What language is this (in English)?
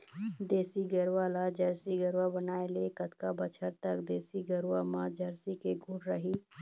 Chhattisgarhi